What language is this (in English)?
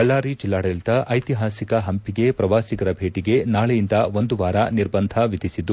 Kannada